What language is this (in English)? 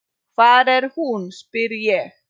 Icelandic